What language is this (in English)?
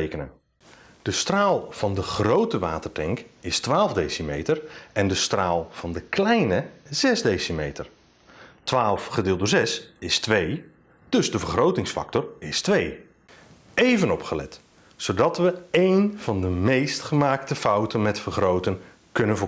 Dutch